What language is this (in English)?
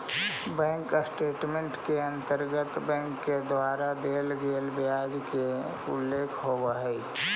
Magahi